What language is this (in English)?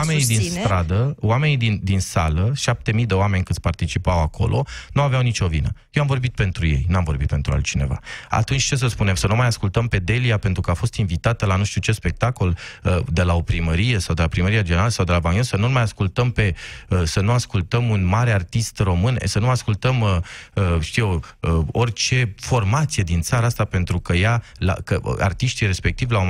Romanian